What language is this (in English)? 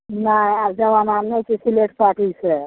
Maithili